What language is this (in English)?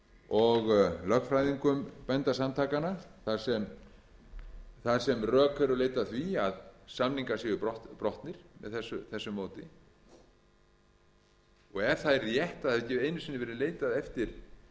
Icelandic